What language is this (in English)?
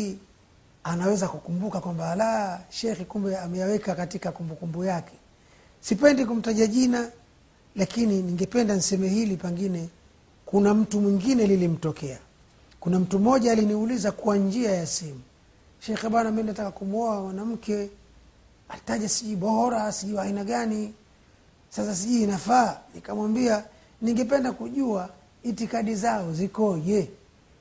Swahili